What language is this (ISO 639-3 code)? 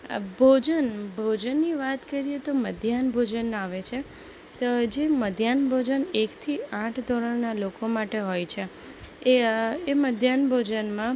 guj